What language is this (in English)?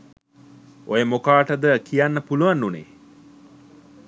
Sinhala